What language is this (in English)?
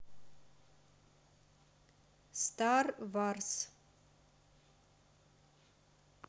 Russian